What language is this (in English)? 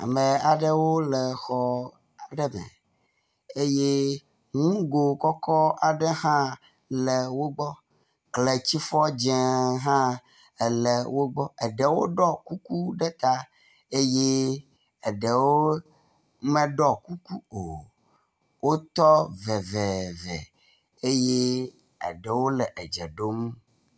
Ewe